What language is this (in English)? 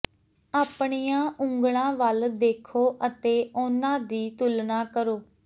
Punjabi